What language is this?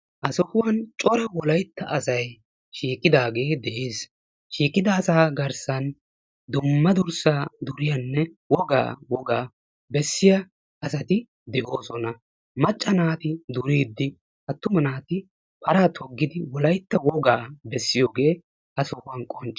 Wolaytta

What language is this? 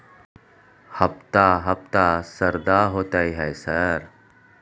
Maithili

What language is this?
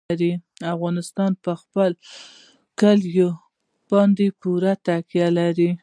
Pashto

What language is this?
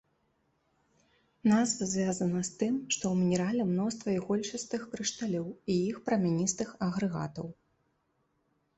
Belarusian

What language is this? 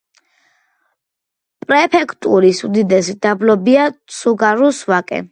Georgian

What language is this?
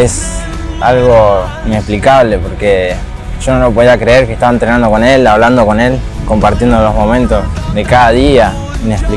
Spanish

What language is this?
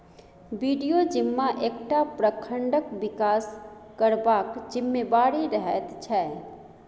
Maithili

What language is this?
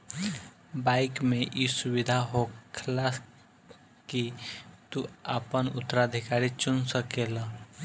Bhojpuri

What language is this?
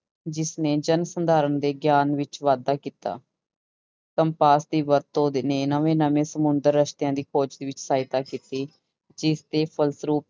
Punjabi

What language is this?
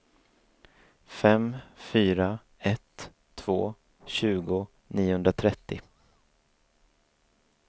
Swedish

